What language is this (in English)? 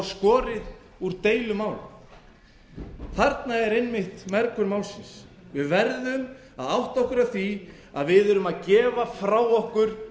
Icelandic